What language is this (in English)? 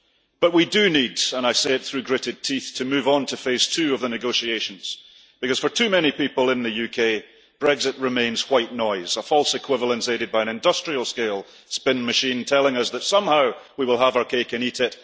English